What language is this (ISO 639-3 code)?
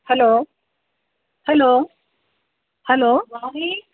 kan